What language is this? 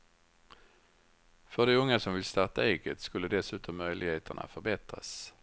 Swedish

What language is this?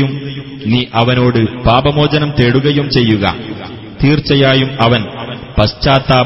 Malayalam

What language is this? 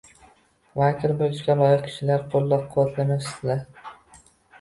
Uzbek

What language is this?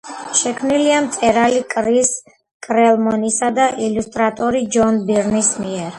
Georgian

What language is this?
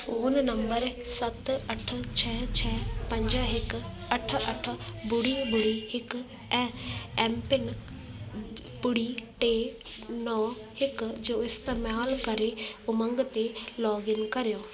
Sindhi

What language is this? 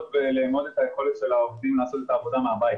Hebrew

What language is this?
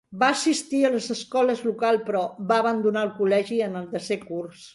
Catalan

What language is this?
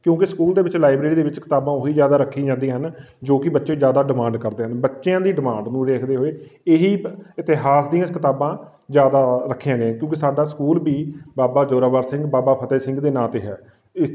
Punjabi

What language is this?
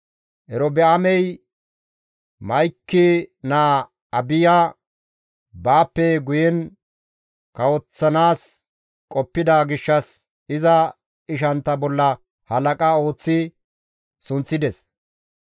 Gamo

